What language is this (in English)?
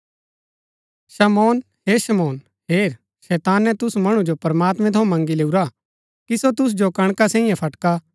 Gaddi